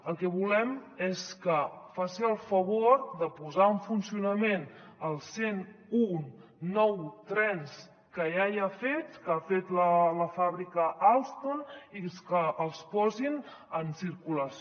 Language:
Catalan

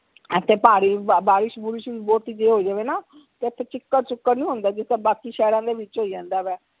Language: Punjabi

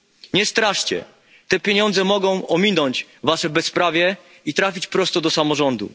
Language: Polish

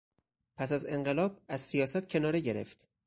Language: Persian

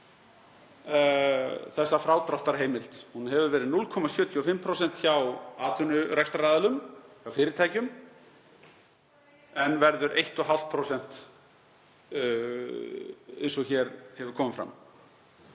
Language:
Icelandic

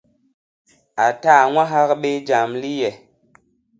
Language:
Basaa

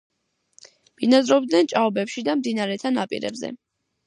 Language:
Georgian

